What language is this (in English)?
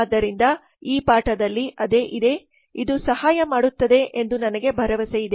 Kannada